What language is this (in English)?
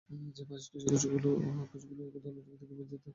Bangla